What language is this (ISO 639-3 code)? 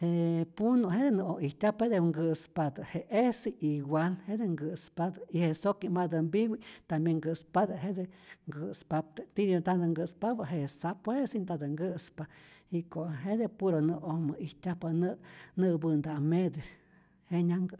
zor